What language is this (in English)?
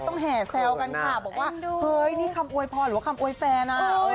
Thai